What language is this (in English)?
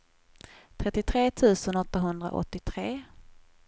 Swedish